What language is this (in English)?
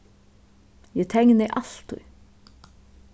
Faroese